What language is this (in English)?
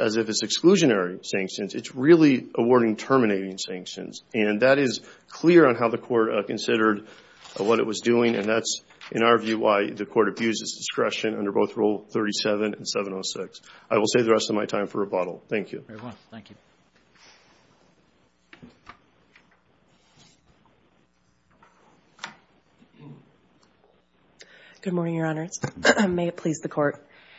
English